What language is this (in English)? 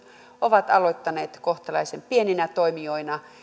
Finnish